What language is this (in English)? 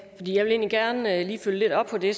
Danish